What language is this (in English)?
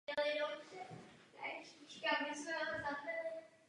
Czech